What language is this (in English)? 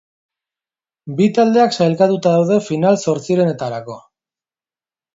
Basque